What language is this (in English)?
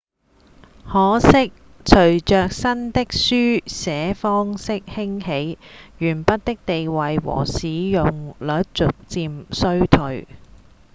Cantonese